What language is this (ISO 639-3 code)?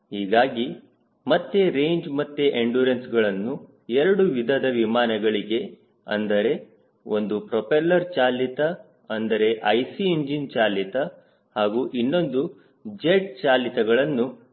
kan